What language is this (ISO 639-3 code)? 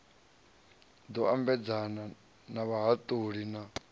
ven